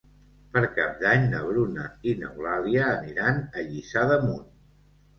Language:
Catalan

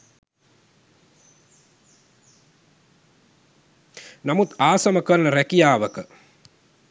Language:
Sinhala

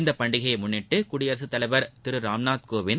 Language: Tamil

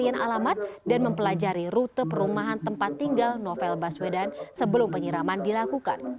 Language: Indonesian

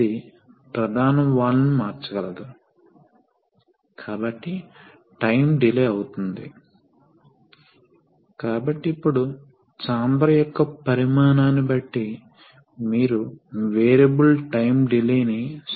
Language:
Telugu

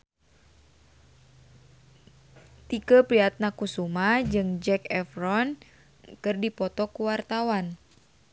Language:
Sundanese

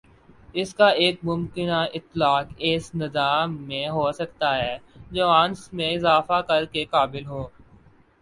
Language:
Urdu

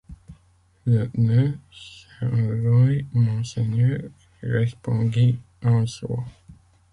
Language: French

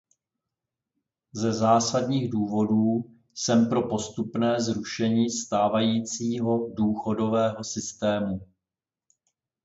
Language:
Czech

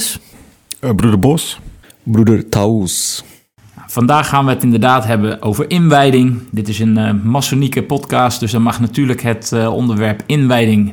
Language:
Dutch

